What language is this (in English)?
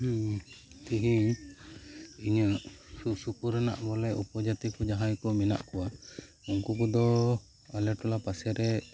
Santali